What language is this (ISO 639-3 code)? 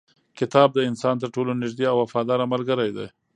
pus